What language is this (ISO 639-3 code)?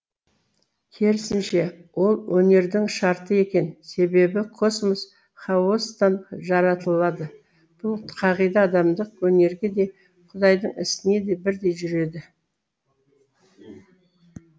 kaz